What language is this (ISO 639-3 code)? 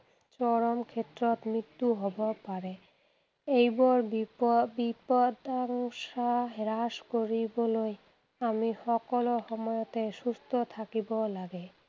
asm